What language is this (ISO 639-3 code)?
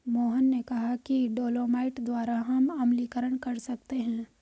hin